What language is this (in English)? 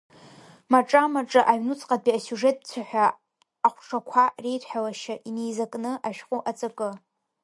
Abkhazian